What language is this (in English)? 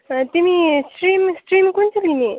Nepali